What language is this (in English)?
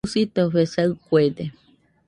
Nüpode Huitoto